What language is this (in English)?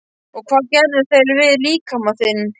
Icelandic